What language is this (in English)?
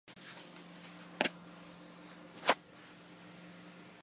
Chinese